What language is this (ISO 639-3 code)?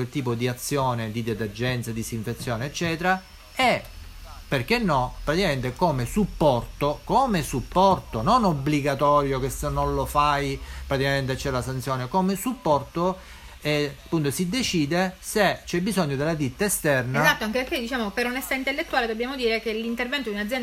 ita